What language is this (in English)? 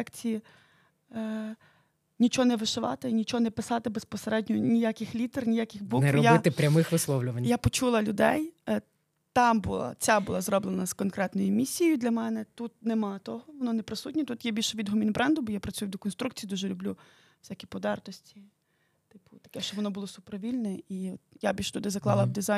Ukrainian